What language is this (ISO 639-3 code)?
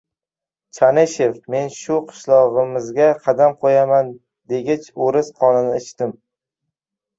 uzb